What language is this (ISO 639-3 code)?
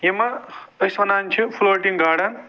kas